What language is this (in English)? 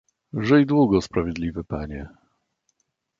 Polish